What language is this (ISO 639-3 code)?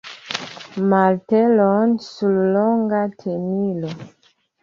epo